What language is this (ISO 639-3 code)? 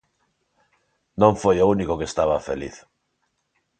glg